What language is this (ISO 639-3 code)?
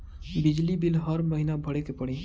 bho